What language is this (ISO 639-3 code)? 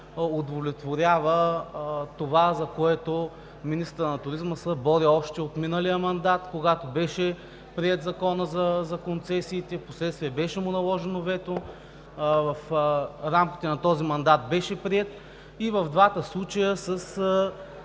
bul